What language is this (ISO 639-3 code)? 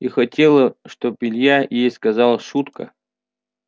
rus